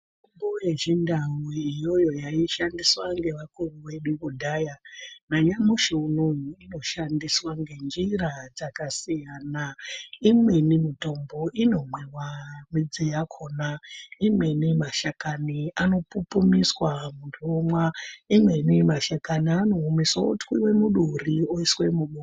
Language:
Ndau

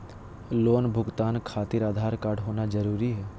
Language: Magahi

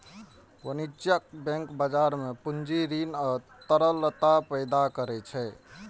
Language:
Maithili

